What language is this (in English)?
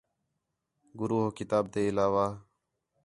Khetrani